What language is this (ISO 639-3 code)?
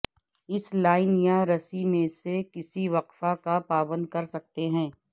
urd